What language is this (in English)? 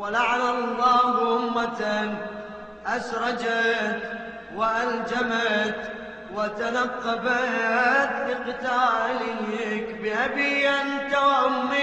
Arabic